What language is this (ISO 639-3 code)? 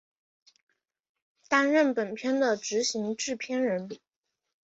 zho